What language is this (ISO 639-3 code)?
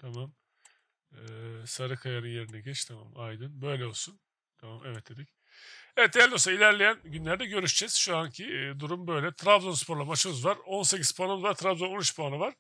tur